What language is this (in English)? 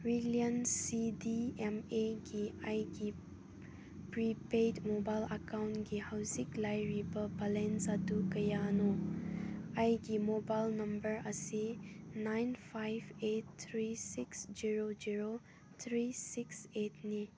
Manipuri